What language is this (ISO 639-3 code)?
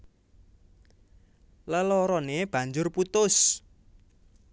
jav